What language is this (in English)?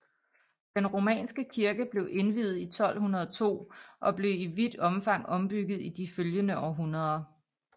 Danish